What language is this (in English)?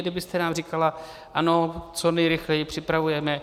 Czech